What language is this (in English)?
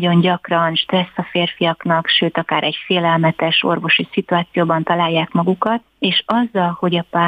Hungarian